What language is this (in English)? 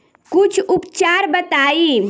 Bhojpuri